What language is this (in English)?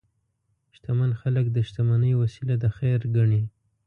Pashto